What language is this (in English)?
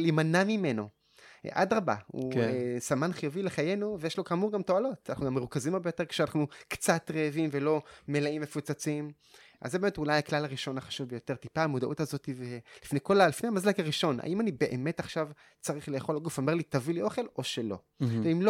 Hebrew